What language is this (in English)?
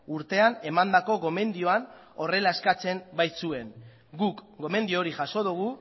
Basque